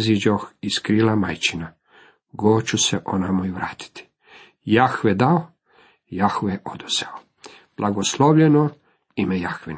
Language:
Croatian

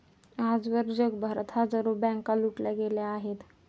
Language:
Marathi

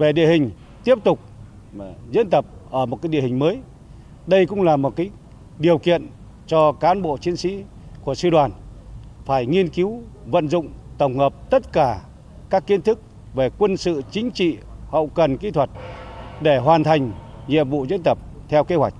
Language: Vietnamese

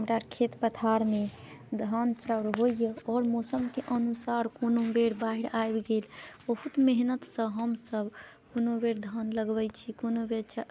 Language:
Maithili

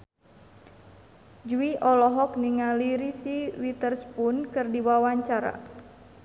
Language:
Sundanese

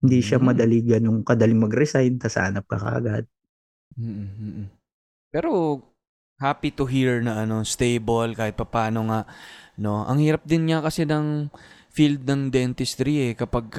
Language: Filipino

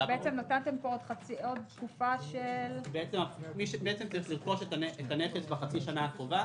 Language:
Hebrew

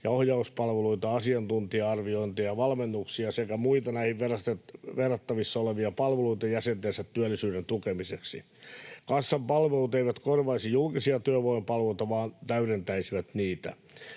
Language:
Finnish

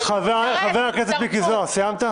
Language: Hebrew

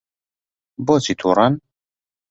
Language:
Central Kurdish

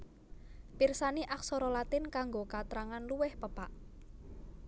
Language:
Javanese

